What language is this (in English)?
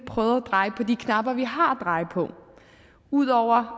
Danish